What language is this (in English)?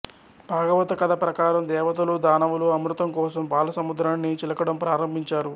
Telugu